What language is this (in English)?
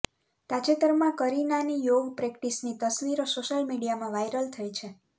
Gujarati